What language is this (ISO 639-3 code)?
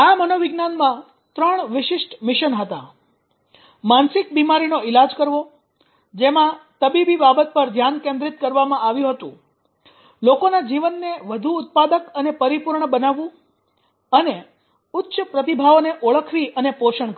guj